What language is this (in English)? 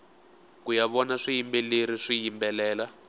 Tsonga